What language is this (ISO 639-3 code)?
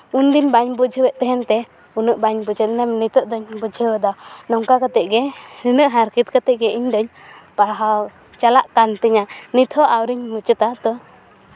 sat